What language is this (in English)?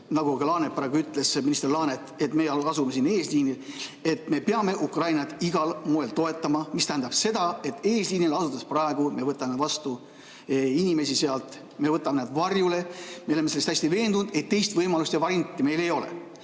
Estonian